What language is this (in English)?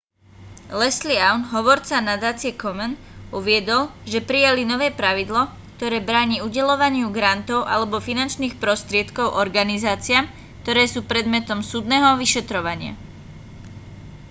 Slovak